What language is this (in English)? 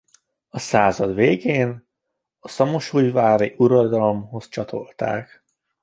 Hungarian